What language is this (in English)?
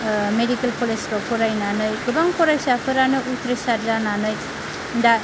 Bodo